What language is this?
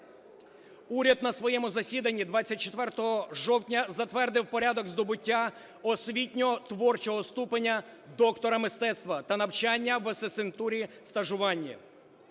Ukrainian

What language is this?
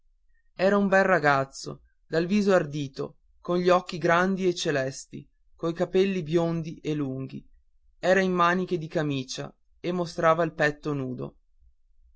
Italian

